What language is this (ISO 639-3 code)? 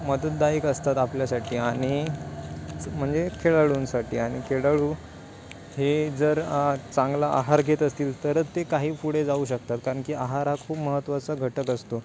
mar